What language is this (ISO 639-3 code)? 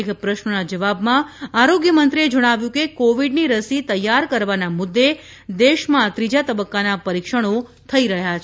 guj